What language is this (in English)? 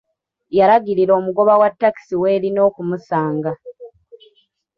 Ganda